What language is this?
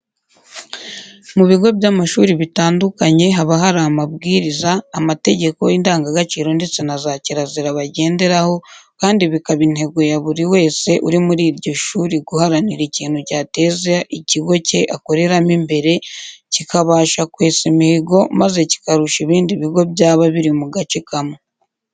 Kinyarwanda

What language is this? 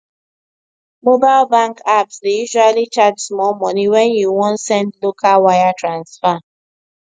Nigerian Pidgin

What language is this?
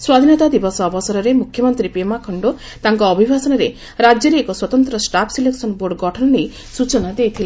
Odia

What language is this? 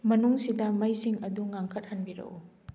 Manipuri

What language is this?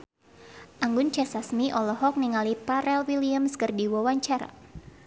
Sundanese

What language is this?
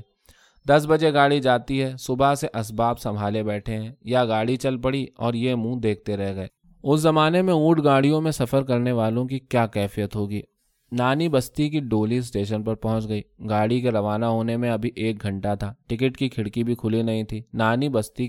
Urdu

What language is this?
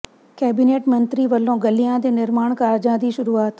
Punjabi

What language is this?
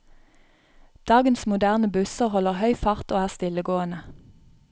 Norwegian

